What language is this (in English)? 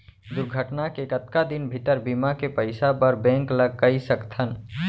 Chhattisgarhi